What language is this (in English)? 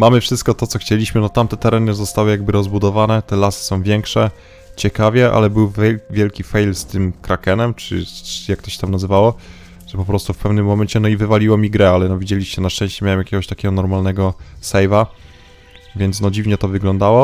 Polish